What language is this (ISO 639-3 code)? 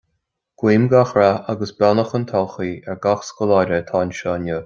gle